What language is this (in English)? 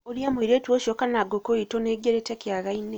Kikuyu